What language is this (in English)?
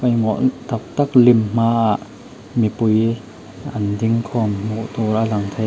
Mizo